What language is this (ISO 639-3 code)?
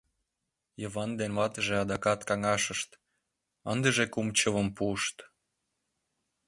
chm